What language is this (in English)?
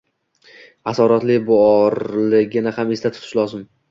Uzbek